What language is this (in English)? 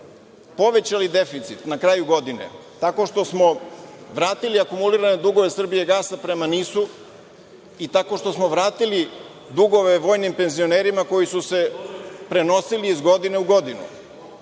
Serbian